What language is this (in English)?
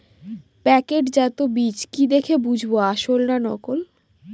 Bangla